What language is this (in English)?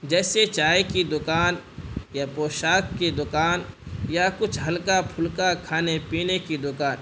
Urdu